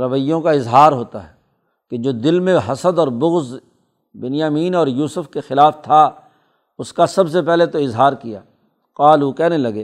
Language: Urdu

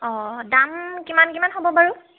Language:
Assamese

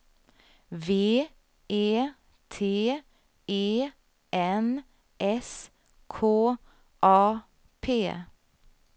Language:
Swedish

